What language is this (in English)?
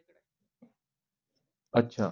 Marathi